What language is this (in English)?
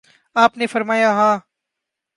Urdu